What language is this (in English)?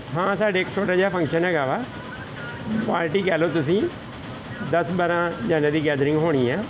Punjabi